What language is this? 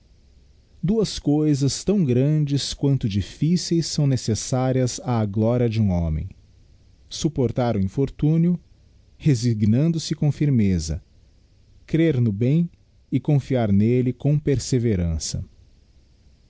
Portuguese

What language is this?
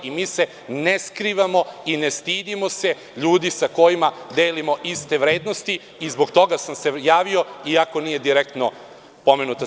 Serbian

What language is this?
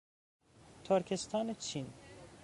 Persian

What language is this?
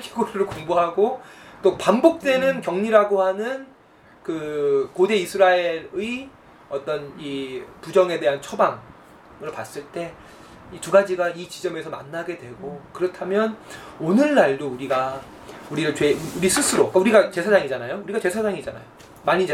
Korean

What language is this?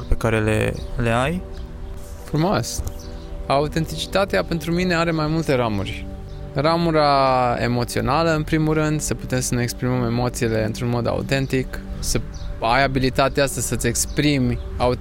Romanian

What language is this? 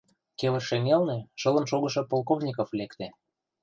Mari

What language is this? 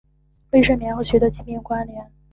Chinese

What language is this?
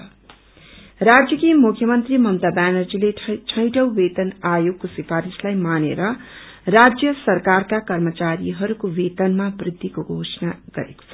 Nepali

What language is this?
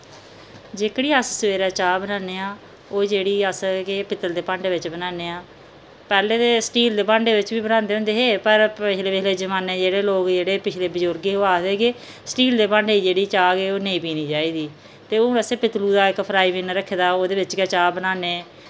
Dogri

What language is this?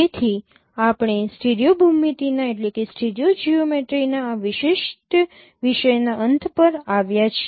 Gujarati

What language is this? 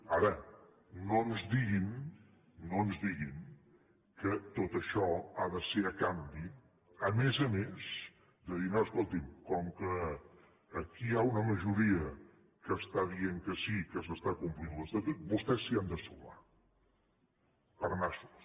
Catalan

